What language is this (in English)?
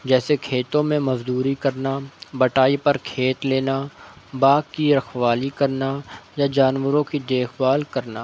Urdu